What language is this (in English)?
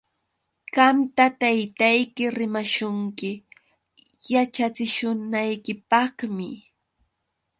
Yauyos Quechua